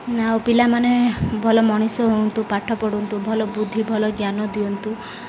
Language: Odia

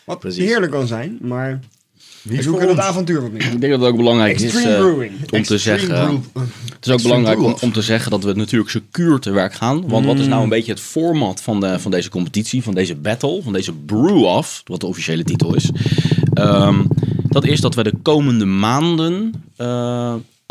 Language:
Dutch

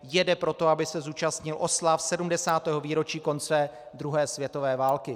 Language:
Czech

